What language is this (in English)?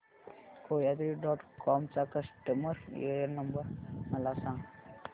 Marathi